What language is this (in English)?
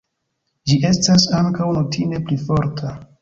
Esperanto